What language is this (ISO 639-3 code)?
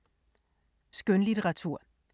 dan